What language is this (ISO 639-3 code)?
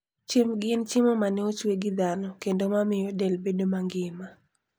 luo